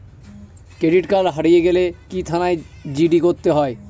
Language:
Bangla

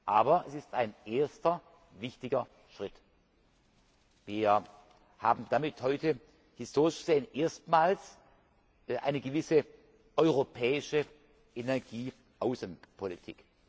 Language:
German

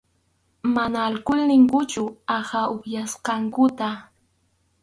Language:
Arequipa-La Unión Quechua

